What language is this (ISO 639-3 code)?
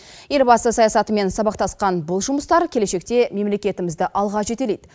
kaz